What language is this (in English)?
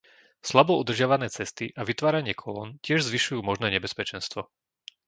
Slovak